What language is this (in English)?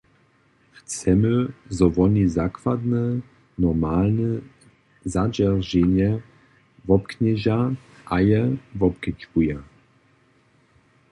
Upper Sorbian